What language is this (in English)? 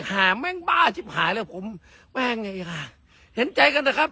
Thai